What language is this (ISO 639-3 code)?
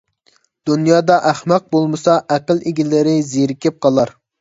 uig